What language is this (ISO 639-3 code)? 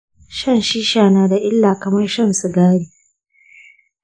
hau